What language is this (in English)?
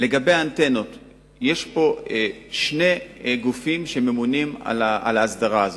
Hebrew